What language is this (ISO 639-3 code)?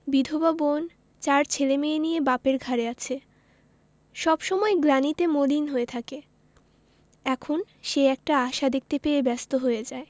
ben